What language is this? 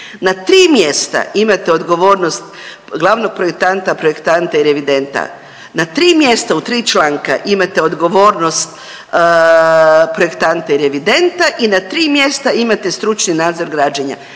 Croatian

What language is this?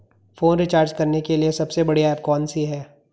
Hindi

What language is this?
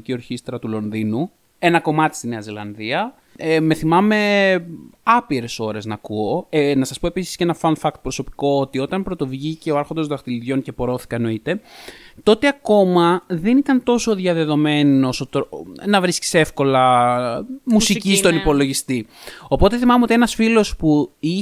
Greek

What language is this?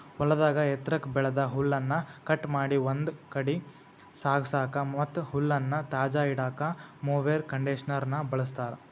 Kannada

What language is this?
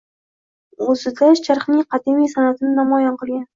Uzbek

